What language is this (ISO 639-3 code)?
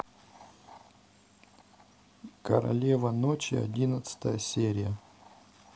rus